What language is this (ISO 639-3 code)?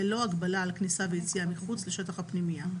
heb